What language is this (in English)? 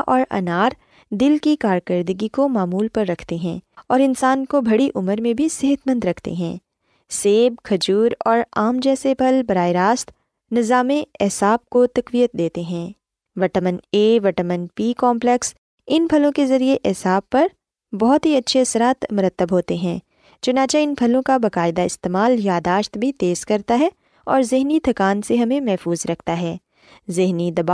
Urdu